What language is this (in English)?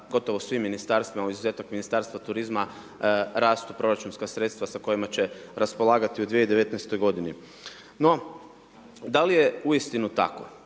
Croatian